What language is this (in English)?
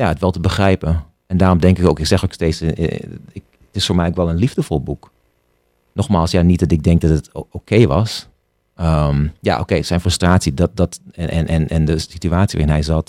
Dutch